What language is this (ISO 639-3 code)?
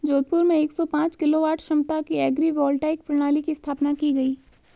hin